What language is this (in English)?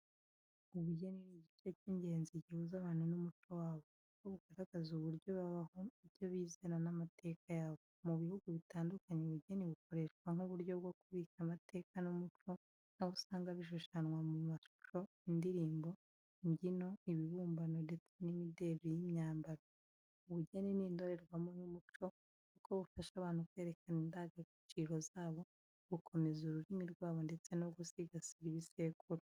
Kinyarwanda